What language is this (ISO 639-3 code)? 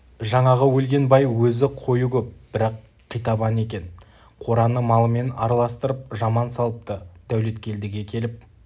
kaz